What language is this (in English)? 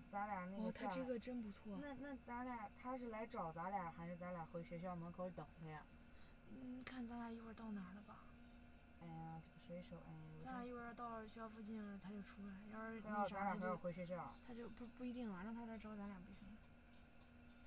Chinese